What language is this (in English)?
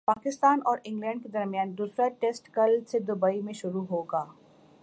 Urdu